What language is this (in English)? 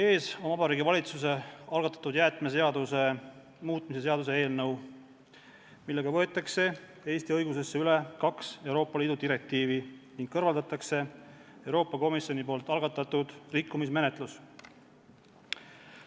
Estonian